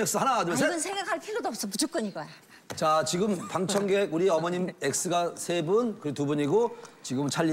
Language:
Korean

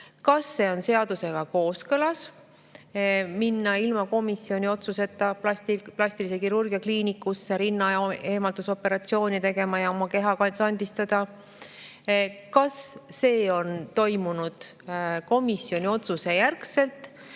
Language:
Estonian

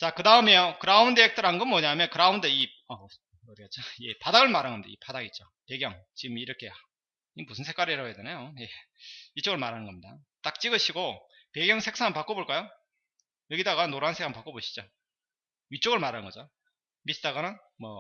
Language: Korean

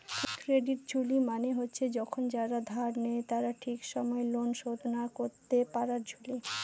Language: Bangla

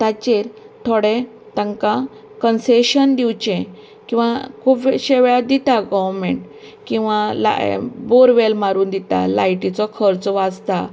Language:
Konkani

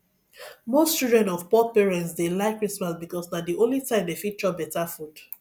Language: Nigerian Pidgin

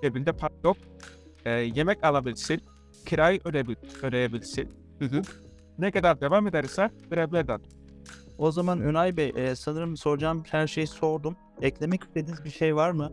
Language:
Turkish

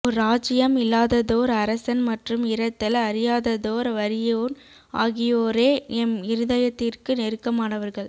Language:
Tamil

